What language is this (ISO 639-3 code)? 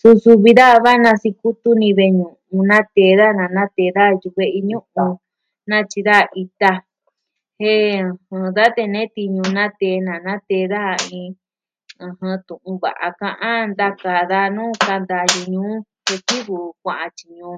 meh